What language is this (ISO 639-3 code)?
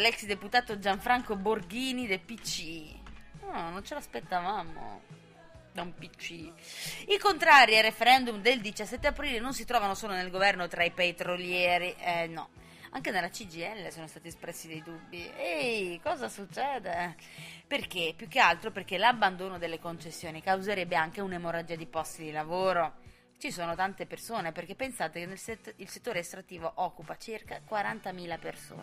ita